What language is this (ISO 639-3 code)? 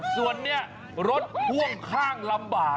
tha